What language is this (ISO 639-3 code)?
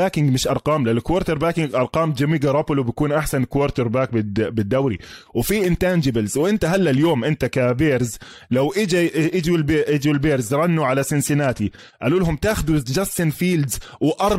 ara